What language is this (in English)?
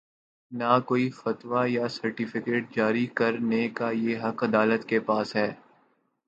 Urdu